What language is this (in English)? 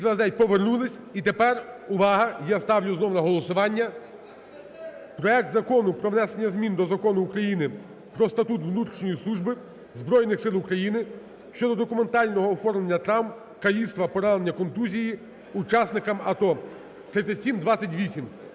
Ukrainian